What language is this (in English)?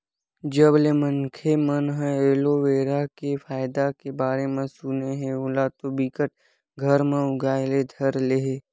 Chhattisgarhi